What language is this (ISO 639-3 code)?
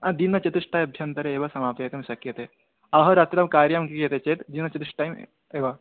san